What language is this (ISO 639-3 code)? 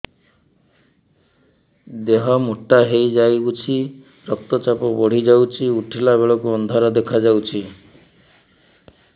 ori